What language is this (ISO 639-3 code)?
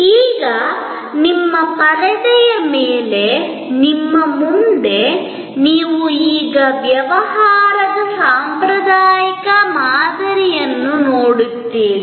kan